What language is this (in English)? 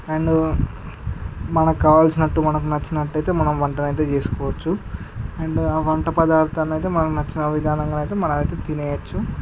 Telugu